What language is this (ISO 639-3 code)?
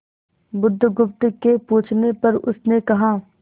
hin